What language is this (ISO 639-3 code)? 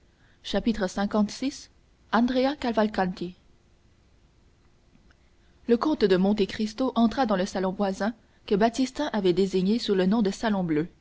fra